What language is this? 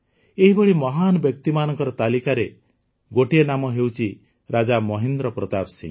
Odia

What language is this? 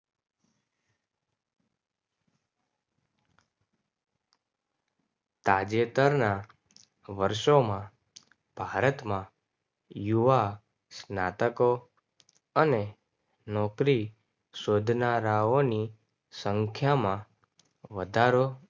Gujarati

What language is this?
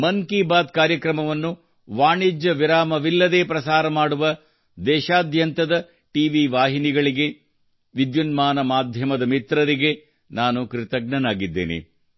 Kannada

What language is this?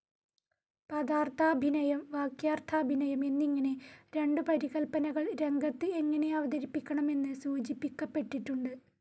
Malayalam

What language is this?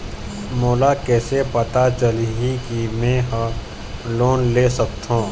Chhattisgarhi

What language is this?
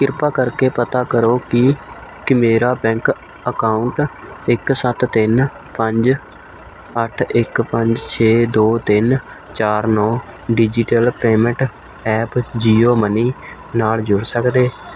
Punjabi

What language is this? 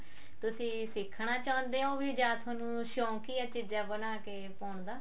Punjabi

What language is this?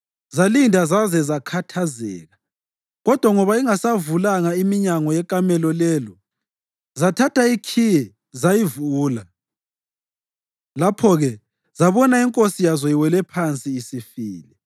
North Ndebele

